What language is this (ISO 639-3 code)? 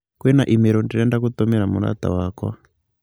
kik